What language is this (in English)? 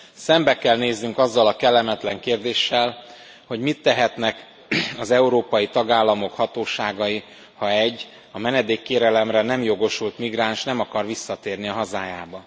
Hungarian